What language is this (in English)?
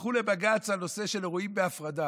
Hebrew